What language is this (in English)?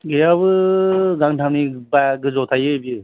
Bodo